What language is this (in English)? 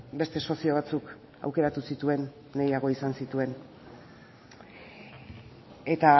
Basque